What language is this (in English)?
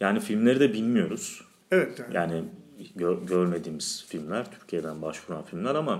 Turkish